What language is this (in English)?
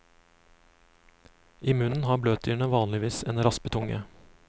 Norwegian